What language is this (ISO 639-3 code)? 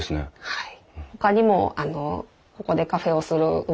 jpn